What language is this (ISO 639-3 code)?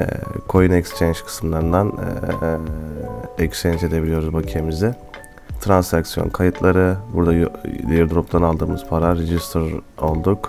tur